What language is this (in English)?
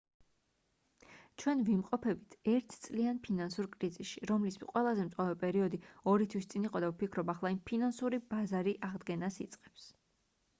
Georgian